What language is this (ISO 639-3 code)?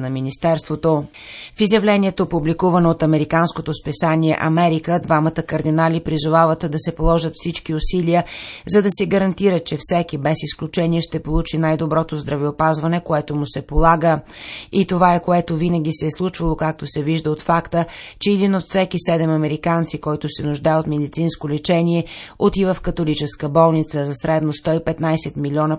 bul